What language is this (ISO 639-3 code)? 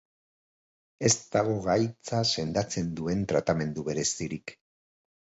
eus